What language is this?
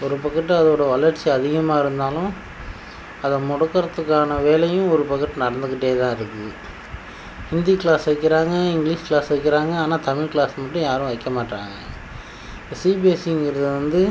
Tamil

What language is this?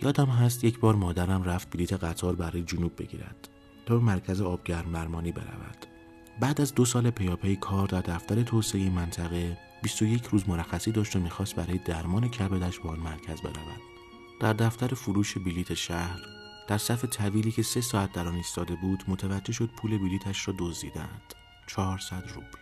Persian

